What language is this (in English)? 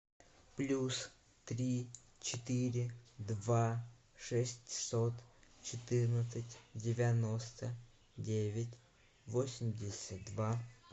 Russian